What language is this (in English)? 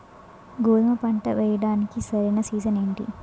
Telugu